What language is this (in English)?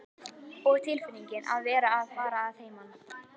Icelandic